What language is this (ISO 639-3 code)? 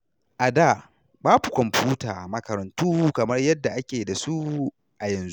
hau